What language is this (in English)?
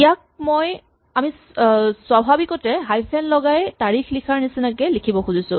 Assamese